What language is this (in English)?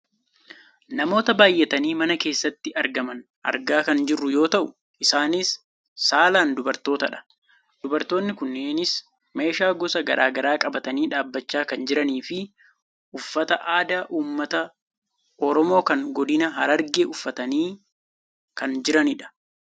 Oromo